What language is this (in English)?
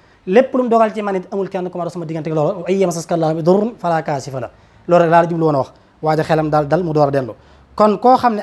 French